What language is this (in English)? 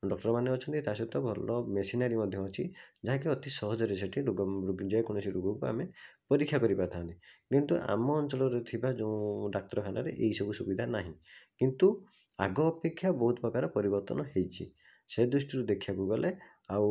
Odia